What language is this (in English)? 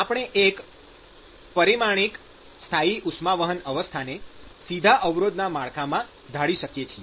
Gujarati